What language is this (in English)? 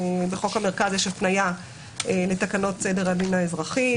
Hebrew